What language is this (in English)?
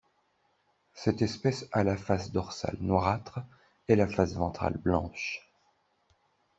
French